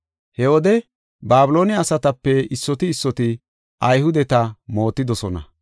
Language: Gofa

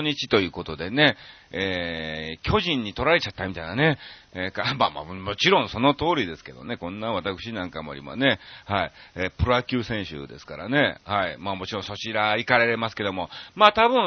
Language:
Japanese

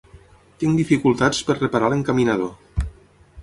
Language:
Catalan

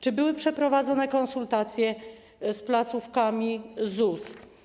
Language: Polish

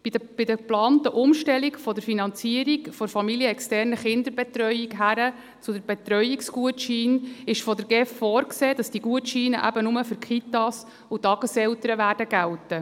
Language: Swiss German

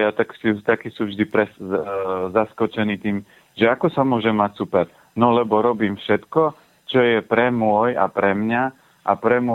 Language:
Slovak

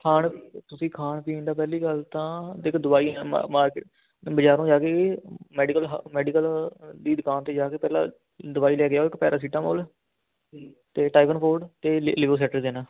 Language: Punjabi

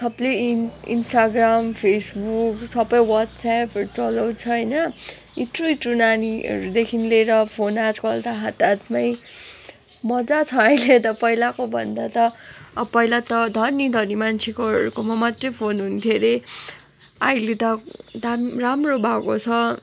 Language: Nepali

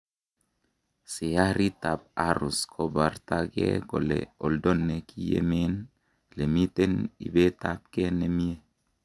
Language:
Kalenjin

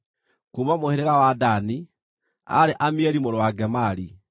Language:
Kikuyu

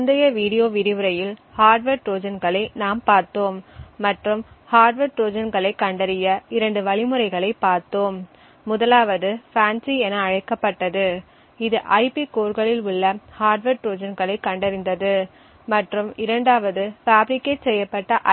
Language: Tamil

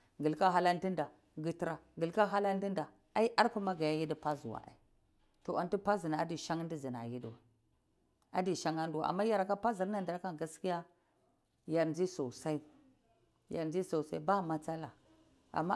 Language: Cibak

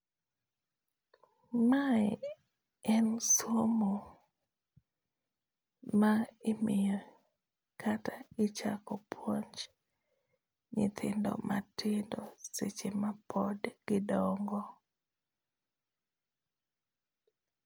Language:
Luo (Kenya and Tanzania)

